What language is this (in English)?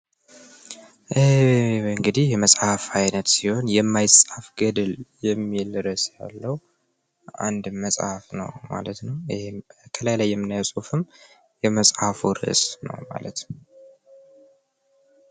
Amharic